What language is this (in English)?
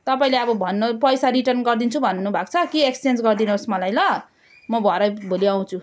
Nepali